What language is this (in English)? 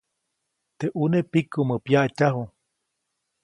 Copainalá Zoque